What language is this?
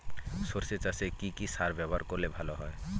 Bangla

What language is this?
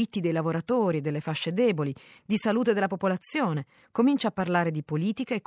Italian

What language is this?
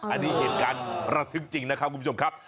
Thai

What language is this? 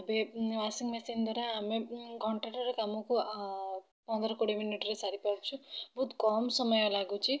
Odia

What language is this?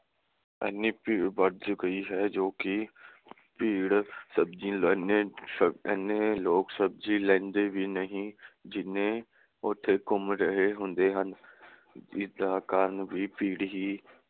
Punjabi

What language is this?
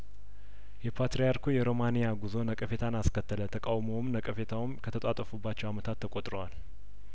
Amharic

